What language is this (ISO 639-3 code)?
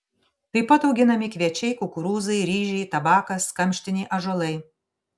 lit